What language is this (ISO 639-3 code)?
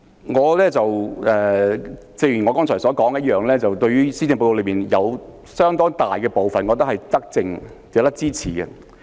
yue